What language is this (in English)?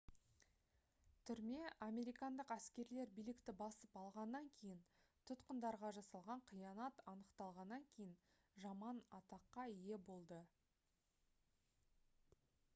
Kazakh